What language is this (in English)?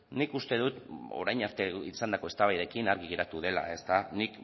Basque